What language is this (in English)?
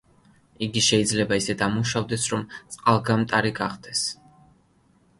Georgian